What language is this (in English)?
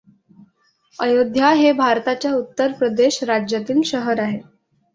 Marathi